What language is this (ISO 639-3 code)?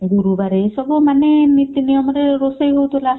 ori